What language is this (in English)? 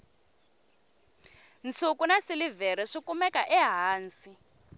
Tsonga